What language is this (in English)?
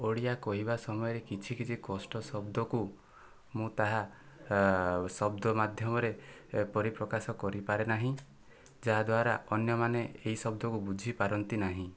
Odia